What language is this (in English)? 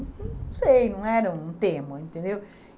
Portuguese